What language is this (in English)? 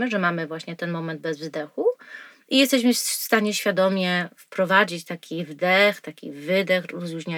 Polish